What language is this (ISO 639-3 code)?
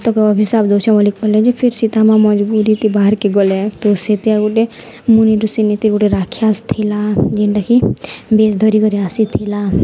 ori